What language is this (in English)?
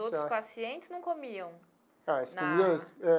Portuguese